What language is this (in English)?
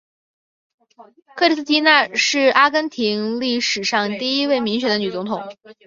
Chinese